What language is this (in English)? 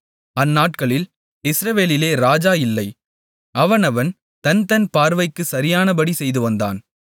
Tamil